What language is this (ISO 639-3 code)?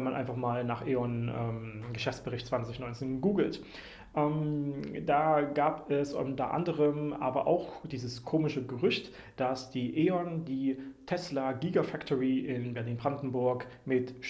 deu